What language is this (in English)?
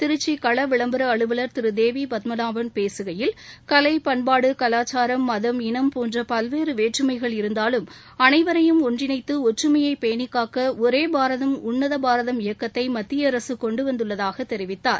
Tamil